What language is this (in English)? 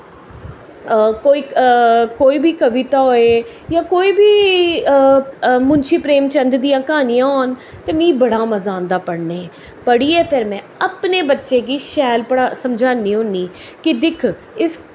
Dogri